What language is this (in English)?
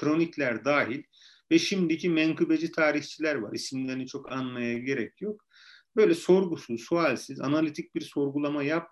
Turkish